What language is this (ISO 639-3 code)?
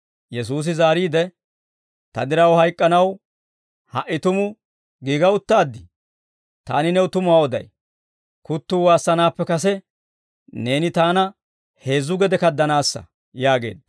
dwr